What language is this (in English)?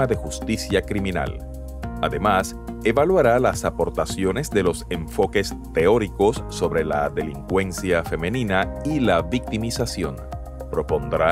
Spanish